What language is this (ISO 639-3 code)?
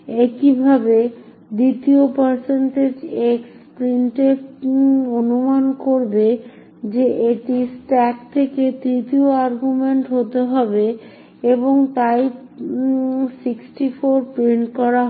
ben